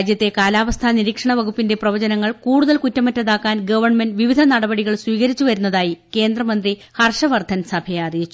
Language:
Malayalam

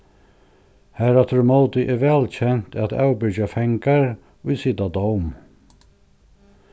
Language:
Faroese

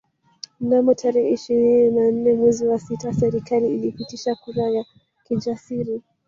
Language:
Swahili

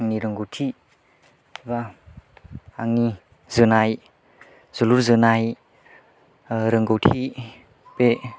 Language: Bodo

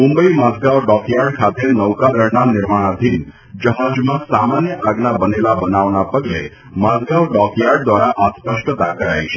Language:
Gujarati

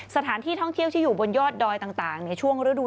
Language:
Thai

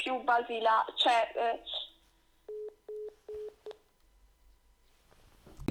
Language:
Italian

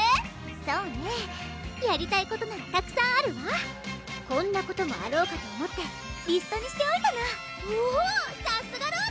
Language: Japanese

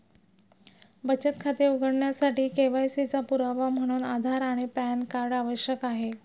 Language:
Marathi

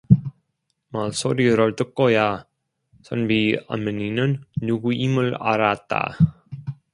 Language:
Korean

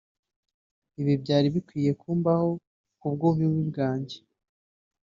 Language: Kinyarwanda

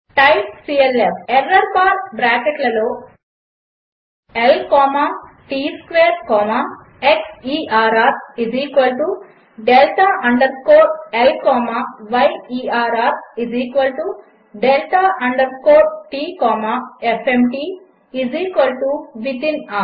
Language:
Telugu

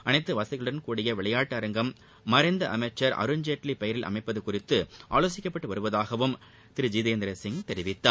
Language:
Tamil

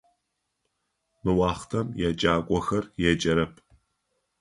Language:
Adyghe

